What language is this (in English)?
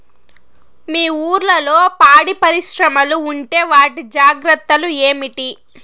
Telugu